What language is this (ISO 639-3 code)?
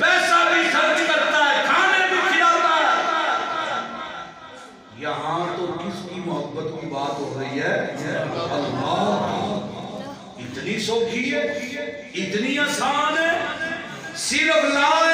hin